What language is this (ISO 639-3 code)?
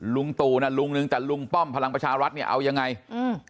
tha